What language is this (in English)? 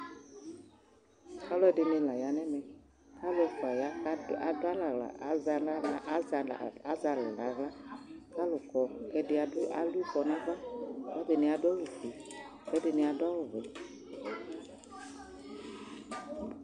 Ikposo